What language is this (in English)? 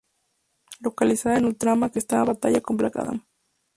Spanish